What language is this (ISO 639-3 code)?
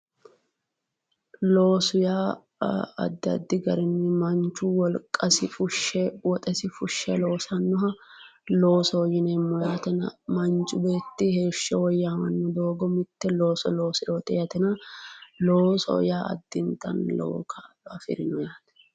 sid